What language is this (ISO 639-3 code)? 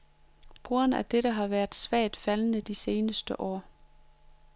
dan